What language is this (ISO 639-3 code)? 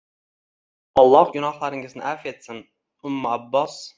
uzb